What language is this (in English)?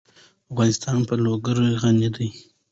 Pashto